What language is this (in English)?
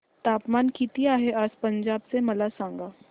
Marathi